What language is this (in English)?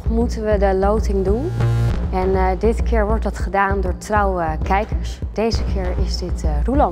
Dutch